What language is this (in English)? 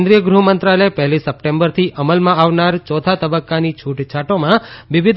Gujarati